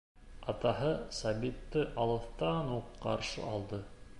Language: Bashkir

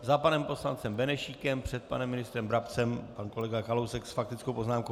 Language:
Czech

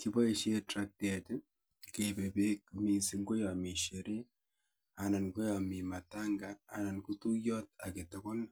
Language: Kalenjin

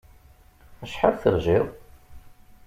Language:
Kabyle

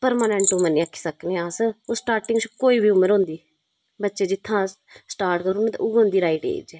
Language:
Dogri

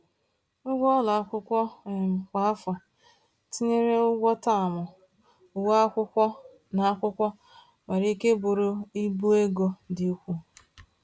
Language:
Igbo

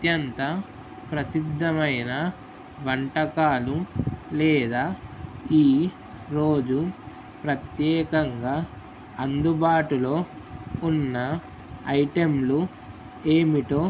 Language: Telugu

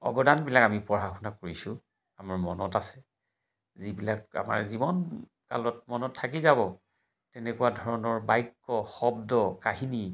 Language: Assamese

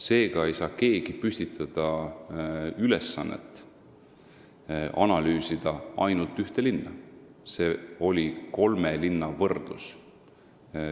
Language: Estonian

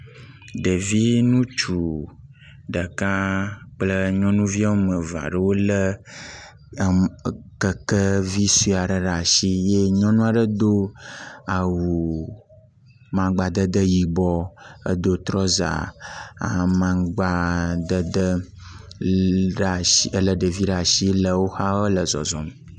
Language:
Ewe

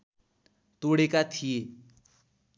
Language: Nepali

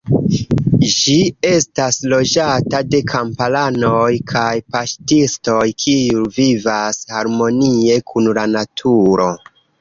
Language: Esperanto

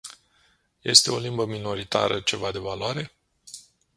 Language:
Romanian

